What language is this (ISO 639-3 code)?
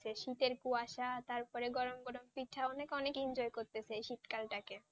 ben